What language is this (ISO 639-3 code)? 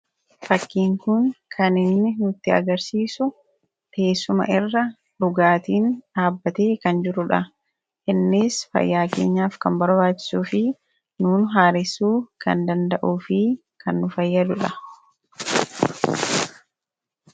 orm